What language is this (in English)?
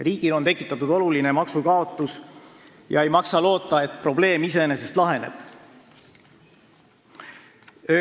Estonian